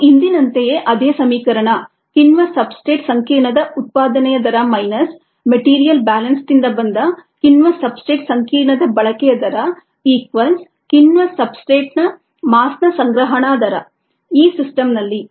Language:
Kannada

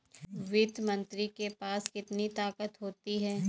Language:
Hindi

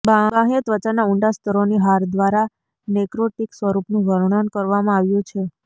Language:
Gujarati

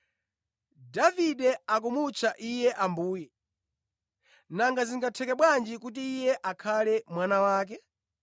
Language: Nyanja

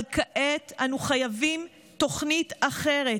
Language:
Hebrew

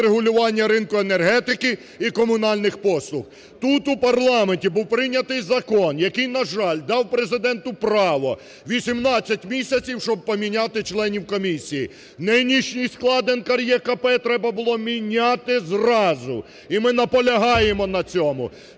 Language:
Ukrainian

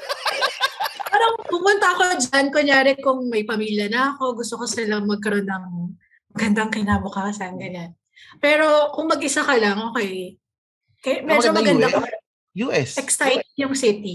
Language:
Filipino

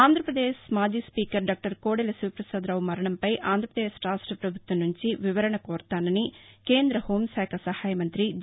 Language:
Telugu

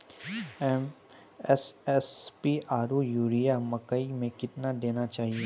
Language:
Maithili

